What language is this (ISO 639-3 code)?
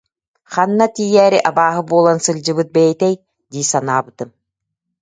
sah